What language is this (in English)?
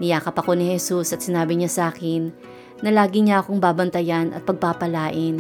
Filipino